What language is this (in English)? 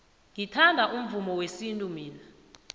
South Ndebele